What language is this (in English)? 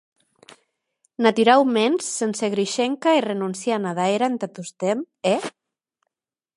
Occitan